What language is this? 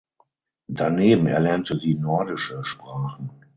German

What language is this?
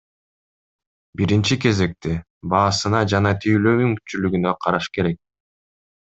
Kyrgyz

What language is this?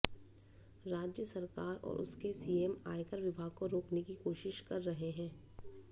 Hindi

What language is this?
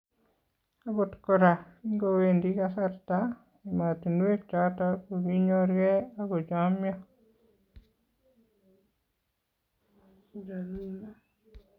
Kalenjin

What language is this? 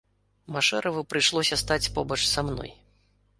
Belarusian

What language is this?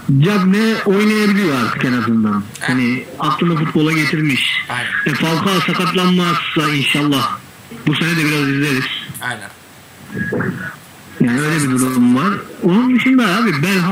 Turkish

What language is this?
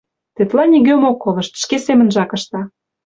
Mari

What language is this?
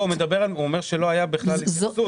Hebrew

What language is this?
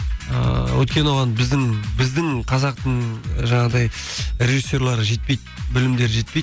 Kazakh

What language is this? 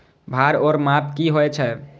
Maithili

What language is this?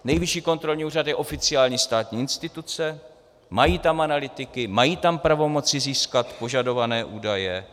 Czech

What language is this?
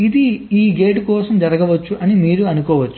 Telugu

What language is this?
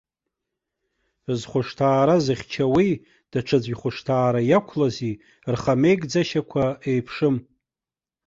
Abkhazian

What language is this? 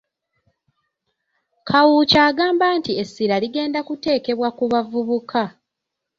Ganda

